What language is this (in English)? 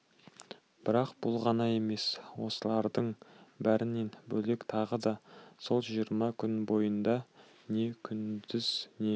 Kazakh